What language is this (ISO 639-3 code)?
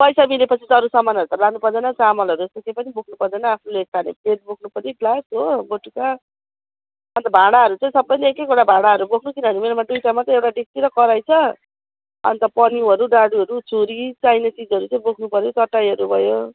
nep